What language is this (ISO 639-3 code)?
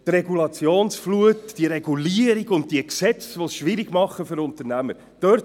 gsw